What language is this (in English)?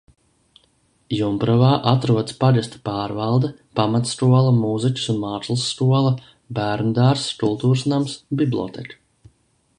Latvian